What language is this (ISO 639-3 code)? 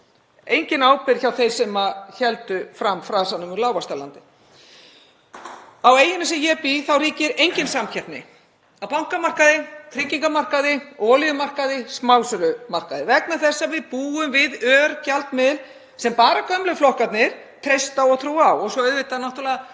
isl